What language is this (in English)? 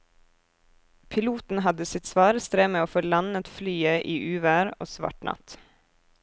Norwegian